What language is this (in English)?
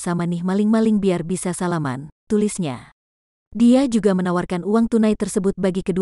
Indonesian